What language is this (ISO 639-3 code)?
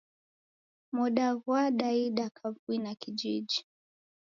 dav